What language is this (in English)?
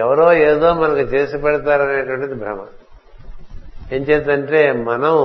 Telugu